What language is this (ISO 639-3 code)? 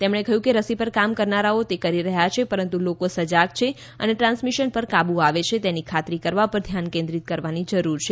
guj